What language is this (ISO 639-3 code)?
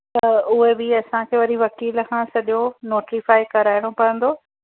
snd